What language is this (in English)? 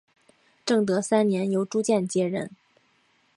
Chinese